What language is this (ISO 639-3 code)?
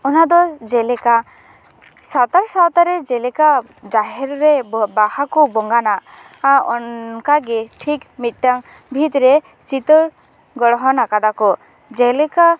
sat